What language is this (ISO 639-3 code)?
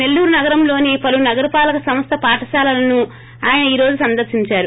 tel